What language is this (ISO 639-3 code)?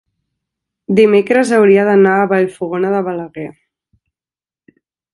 cat